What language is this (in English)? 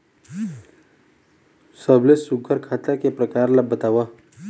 Chhattisgarhi